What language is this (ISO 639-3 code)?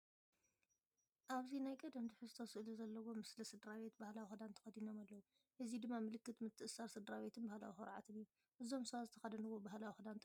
tir